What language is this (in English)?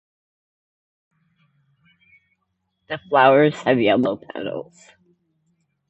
English